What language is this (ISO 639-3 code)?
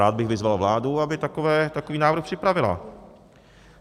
ces